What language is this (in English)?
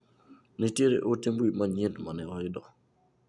Luo (Kenya and Tanzania)